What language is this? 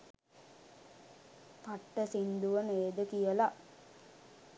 Sinhala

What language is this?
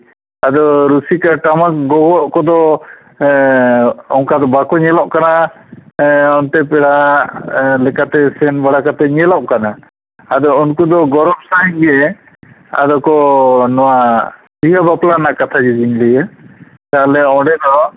Santali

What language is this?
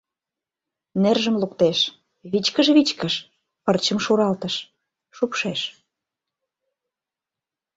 Mari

